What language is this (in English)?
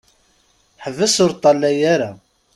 Kabyle